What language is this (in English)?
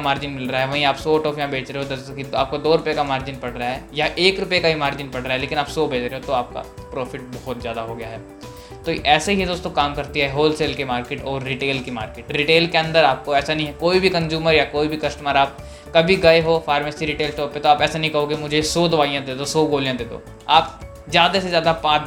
Hindi